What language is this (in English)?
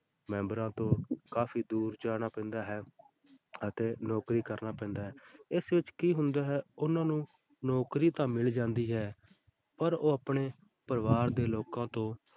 Punjabi